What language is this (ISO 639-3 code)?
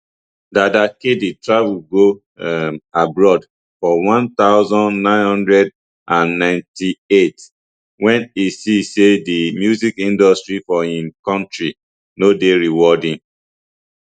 pcm